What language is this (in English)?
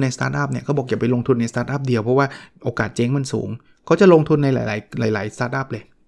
Thai